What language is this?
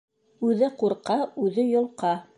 Bashkir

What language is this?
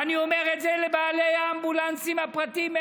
Hebrew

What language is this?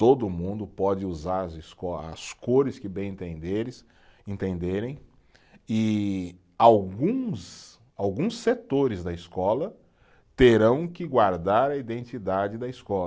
Portuguese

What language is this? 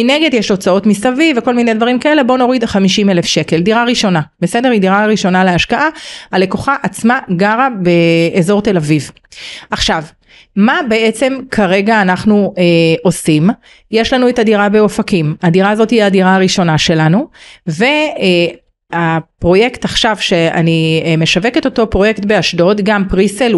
Hebrew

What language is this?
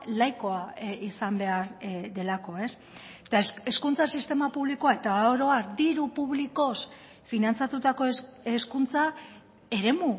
Basque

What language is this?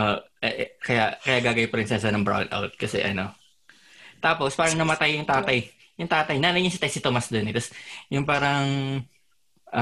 Filipino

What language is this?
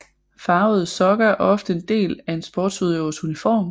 Danish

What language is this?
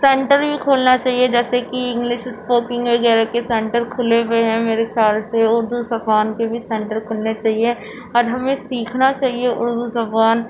Urdu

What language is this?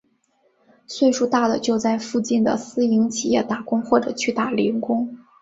Chinese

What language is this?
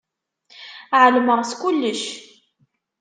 Kabyle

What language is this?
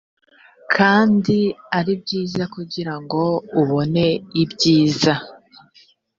Kinyarwanda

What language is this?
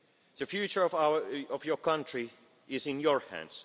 English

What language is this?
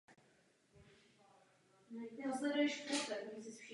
Czech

